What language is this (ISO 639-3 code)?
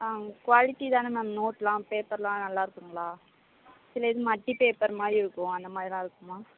tam